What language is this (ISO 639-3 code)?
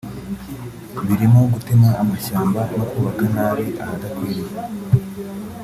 kin